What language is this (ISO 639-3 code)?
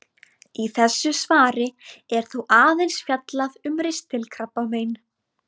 isl